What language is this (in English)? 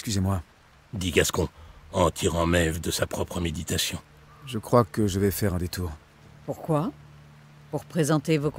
French